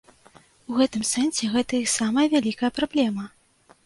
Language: Belarusian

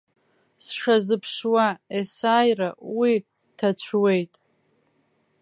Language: Abkhazian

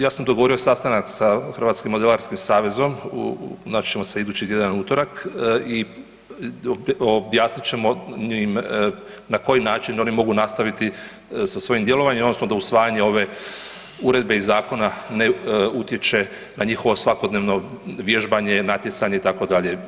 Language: Croatian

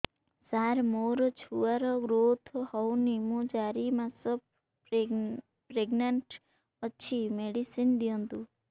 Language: Odia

